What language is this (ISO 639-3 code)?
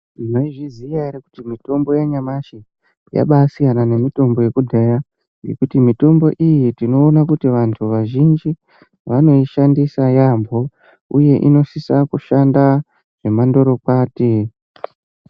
ndc